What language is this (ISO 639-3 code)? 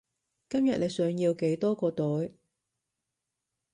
yue